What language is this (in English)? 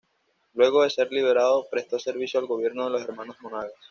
Spanish